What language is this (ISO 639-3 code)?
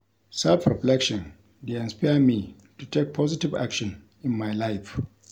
pcm